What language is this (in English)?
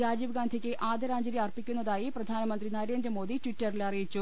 Malayalam